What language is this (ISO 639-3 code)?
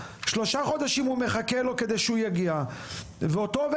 heb